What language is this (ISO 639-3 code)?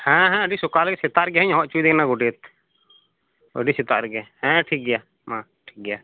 sat